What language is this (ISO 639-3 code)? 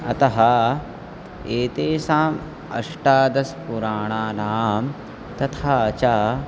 san